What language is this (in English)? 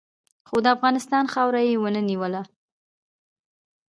Pashto